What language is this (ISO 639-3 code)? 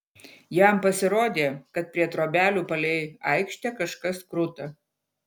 lit